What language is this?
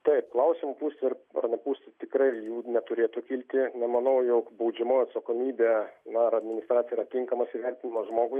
Lithuanian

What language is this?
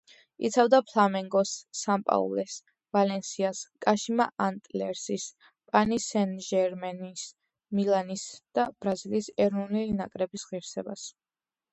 Georgian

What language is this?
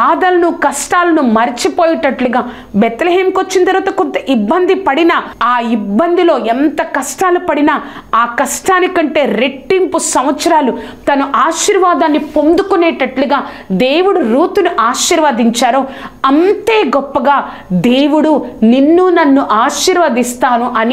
Telugu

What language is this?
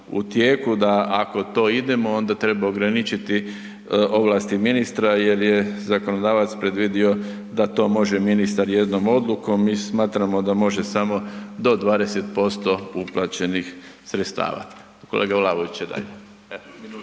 Croatian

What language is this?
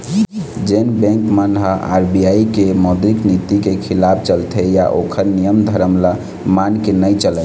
Chhattisgarhi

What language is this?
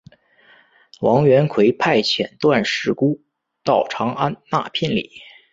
Chinese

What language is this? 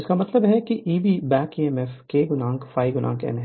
Hindi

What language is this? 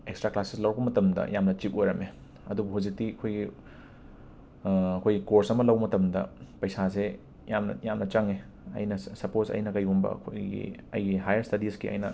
Manipuri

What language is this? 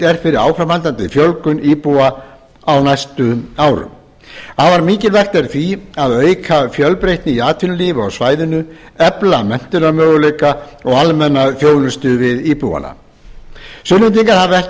Icelandic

